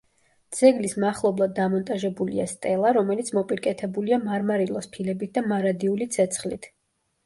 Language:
Georgian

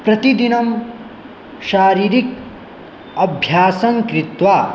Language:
Sanskrit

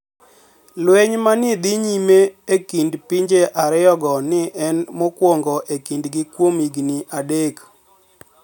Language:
Luo (Kenya and Tanzania)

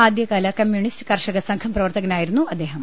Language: Malayalam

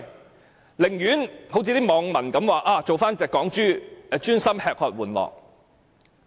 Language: Cantonese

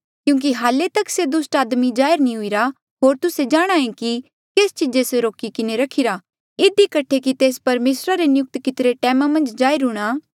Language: Mandeali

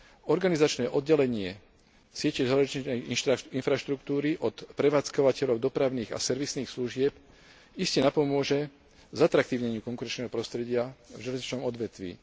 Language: Slovak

